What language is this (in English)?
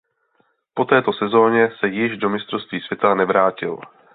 Czech